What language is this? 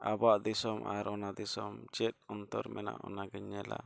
Santali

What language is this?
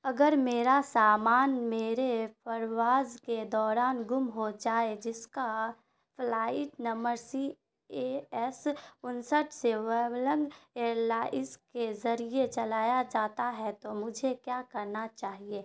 Urdu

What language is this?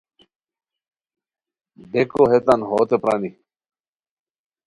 Khowar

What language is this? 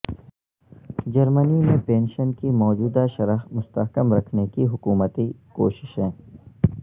Urdu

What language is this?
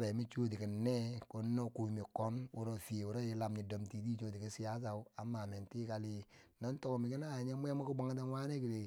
Bangwinji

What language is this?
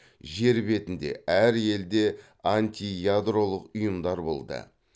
Kazakh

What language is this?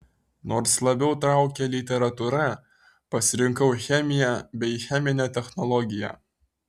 Lithuanian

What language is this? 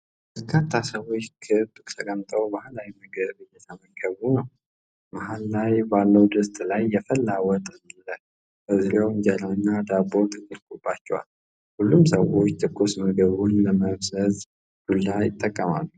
Amharic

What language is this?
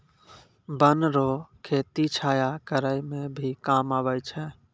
Maithili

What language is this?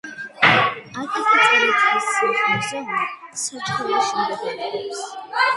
Georgian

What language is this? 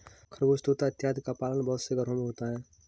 Hindi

